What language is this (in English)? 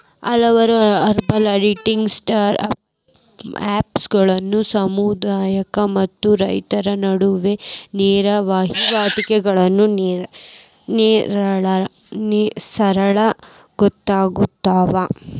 Kannada